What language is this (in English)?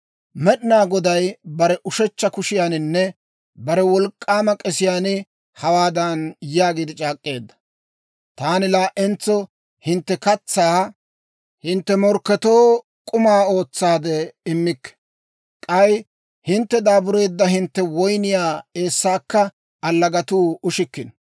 Dawro